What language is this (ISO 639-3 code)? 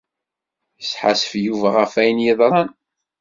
kab